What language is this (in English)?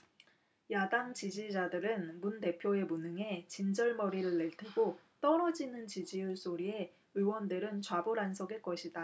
Korean